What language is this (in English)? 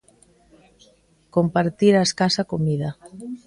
Galician